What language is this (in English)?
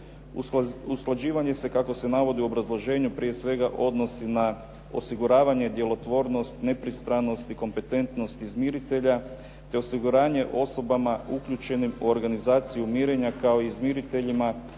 Croatian